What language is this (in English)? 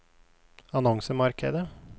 Norwegian